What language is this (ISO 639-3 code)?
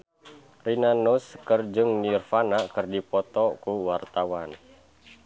sun